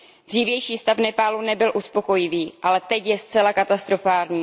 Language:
Czech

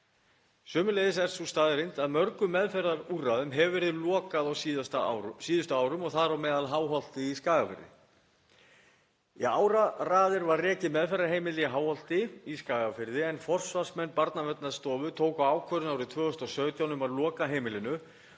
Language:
Icelandic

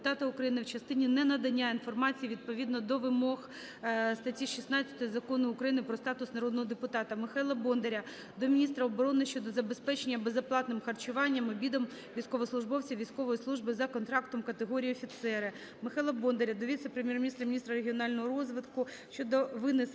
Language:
Ukrainian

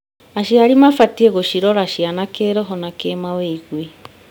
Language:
Kikuyu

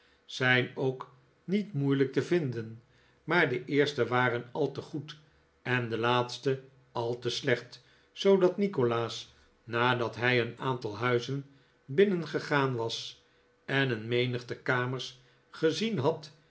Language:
Dutch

